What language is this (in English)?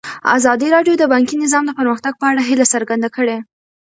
Pashto